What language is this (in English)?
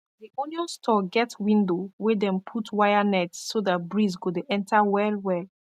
Nigerian Pidgin